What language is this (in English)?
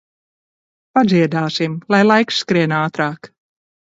Latvian